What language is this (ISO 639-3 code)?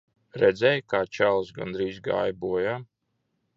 lav